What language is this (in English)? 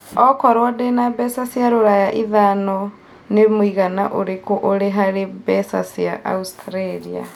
Kikuyu